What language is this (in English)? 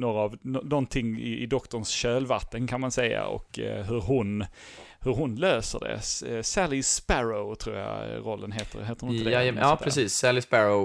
Swedish